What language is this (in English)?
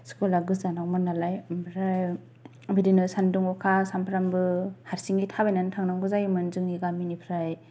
Bodo